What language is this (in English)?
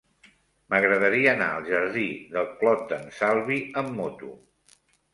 Catalan